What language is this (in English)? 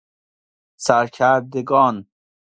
Persian